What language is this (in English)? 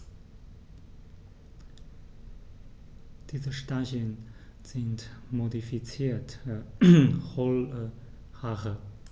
German